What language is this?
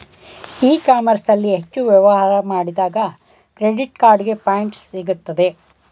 Kannada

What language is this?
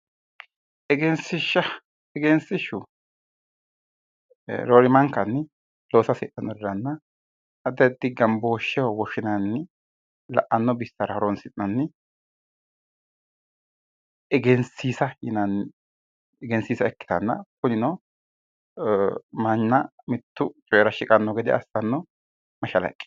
Sidamo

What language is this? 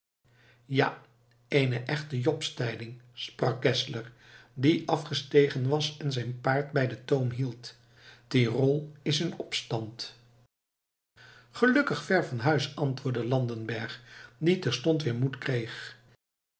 Dutch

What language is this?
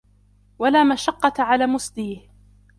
Arabic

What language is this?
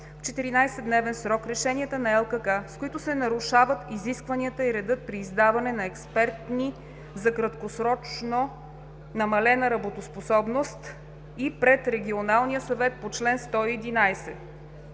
Bulgarian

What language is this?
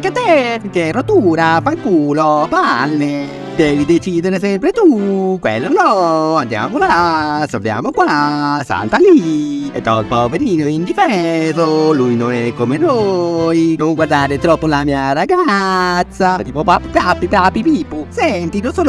Italian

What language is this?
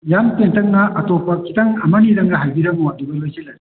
Manipuri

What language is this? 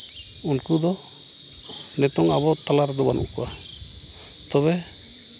Santali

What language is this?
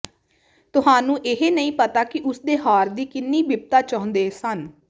Punjabi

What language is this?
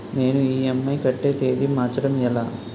Telugu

